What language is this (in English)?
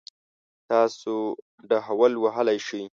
Pashto